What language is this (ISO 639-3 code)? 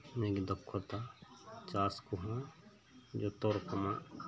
sat